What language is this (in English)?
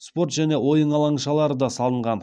Kazakh